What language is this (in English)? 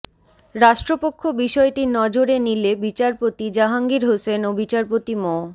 Bangla